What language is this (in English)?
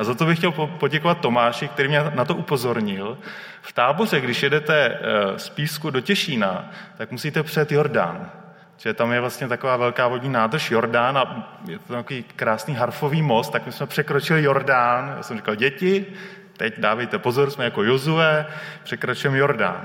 Czech